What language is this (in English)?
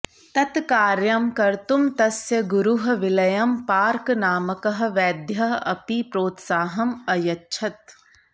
Sanskrit